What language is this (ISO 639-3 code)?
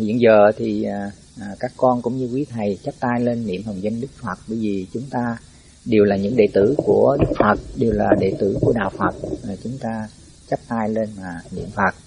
vie